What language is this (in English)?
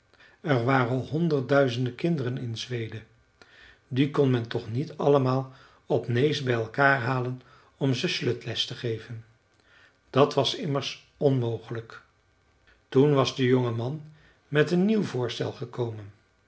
Dutch